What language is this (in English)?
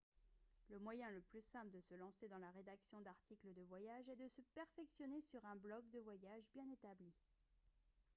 French